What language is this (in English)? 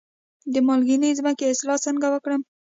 Pashto